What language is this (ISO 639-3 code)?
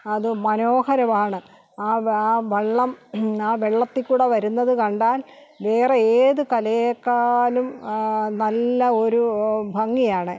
mal